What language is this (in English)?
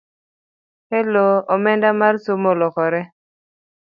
Luo (Kenya and Tanzania)